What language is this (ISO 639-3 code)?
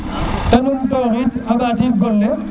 srr